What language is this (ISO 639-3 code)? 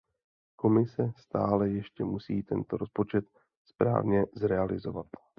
ces